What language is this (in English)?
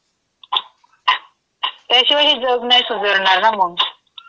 Marathi